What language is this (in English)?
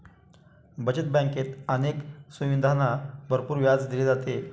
Marathi